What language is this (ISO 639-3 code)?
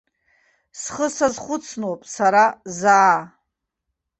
abk